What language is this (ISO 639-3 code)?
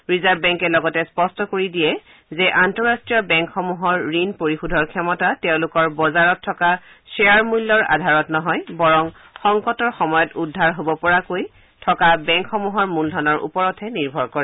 asm